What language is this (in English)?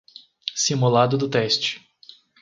Portuguese